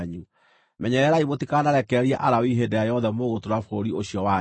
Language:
Kikuyu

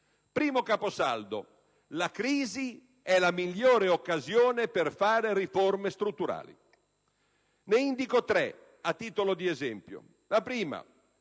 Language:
Italian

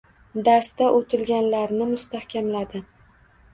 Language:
Uzbek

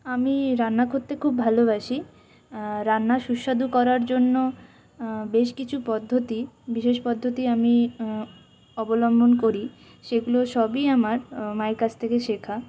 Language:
Bangla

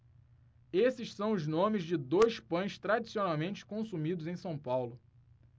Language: Portuguese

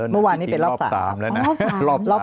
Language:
Thai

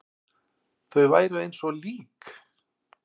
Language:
Icelandic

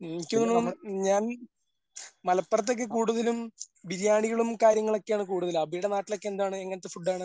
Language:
Malayalam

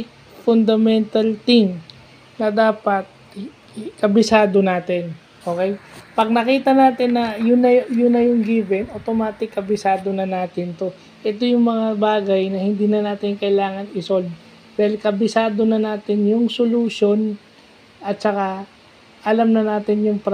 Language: Filipino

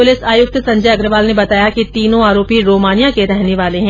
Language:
Hindi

